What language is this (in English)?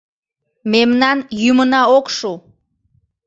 Mari